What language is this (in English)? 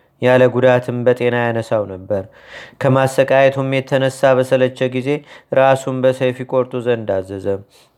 Amharic